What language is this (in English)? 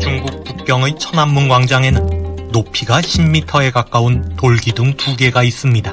Korean